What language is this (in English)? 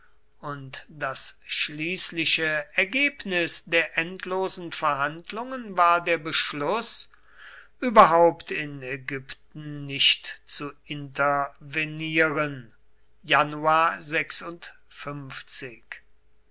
German